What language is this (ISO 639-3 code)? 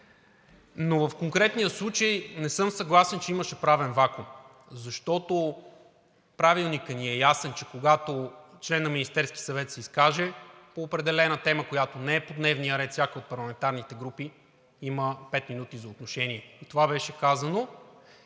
bul